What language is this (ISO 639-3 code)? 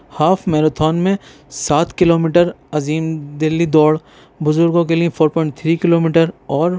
urd